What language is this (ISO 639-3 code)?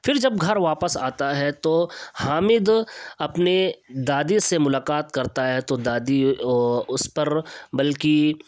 urd